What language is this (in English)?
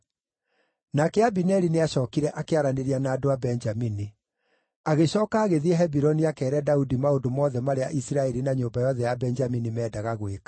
Kikuyu